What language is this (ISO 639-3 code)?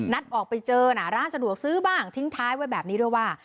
tha